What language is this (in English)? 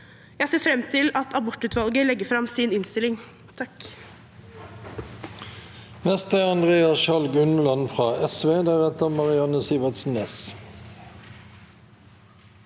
Norwegian